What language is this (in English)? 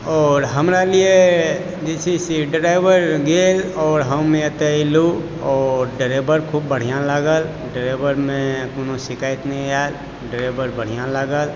Maithili